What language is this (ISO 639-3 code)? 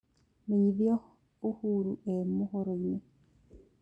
kik